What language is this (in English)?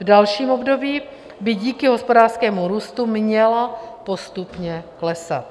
Czech